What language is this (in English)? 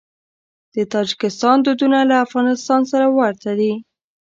Pashto